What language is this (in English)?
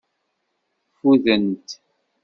Kabyle